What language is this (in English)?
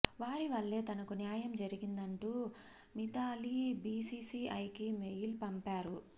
Telugu